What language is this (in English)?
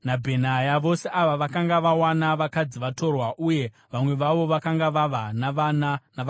Shona